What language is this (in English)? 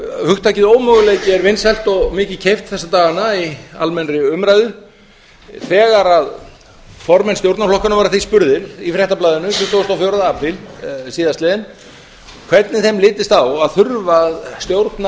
Icelandic